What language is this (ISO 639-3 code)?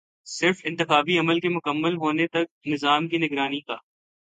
urd